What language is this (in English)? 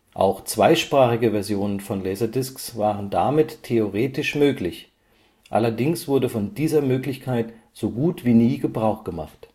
German